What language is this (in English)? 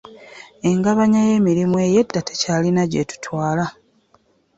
Ganda